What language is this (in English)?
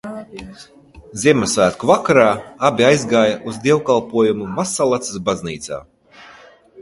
Latvian